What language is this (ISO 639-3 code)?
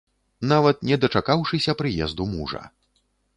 bel